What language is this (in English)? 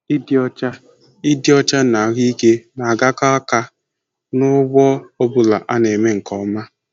Igbo